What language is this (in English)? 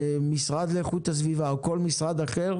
Hebrew